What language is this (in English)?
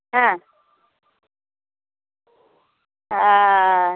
Maithili